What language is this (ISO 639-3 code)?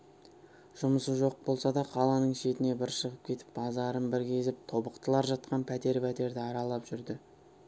kaz